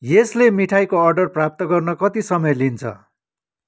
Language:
Nepali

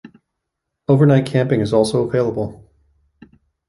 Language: English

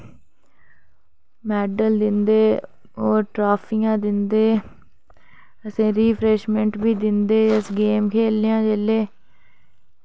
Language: Dogri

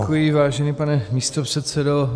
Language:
Czech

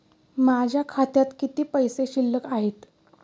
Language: Marathi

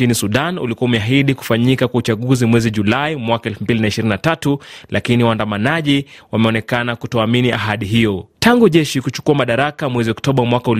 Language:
Swahili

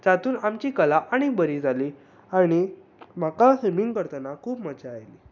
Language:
Konkani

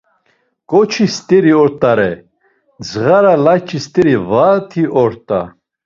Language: Laz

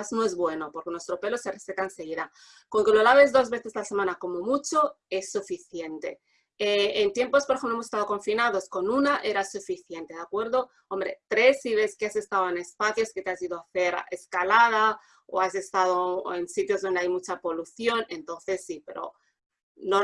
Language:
Spanish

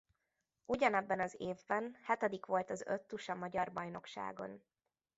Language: Hungarian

